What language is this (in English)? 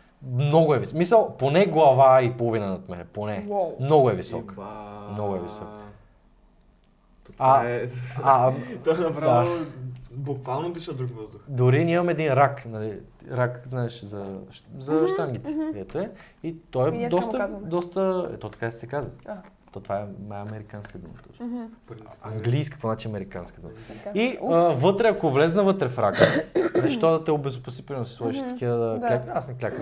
Bulgarian